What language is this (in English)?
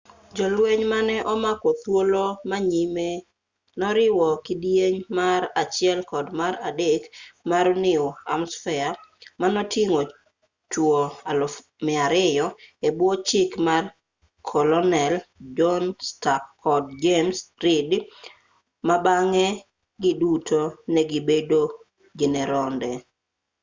Luo (Kenya and Tanzania)